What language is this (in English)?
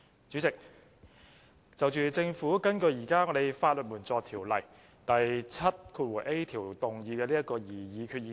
Cantonese